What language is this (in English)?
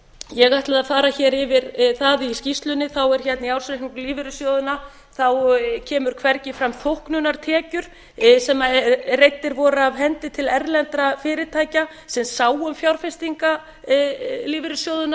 Icelandic